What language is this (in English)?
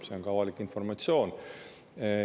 Estonian